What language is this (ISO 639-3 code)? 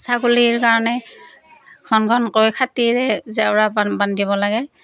asm